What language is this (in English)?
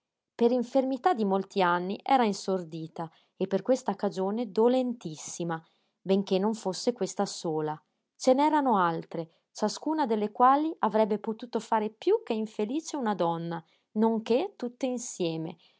Italian